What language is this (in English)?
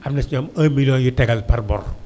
Wolof